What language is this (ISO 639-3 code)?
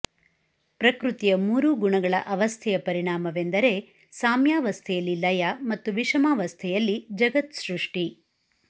kan